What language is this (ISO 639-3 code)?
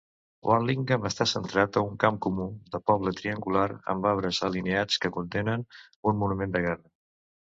cat